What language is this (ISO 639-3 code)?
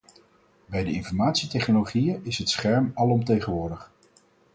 nld